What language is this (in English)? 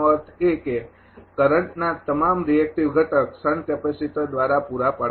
Gujarati